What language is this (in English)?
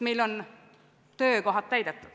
Estonian